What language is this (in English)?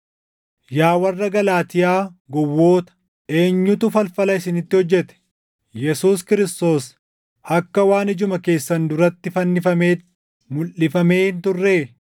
Oromo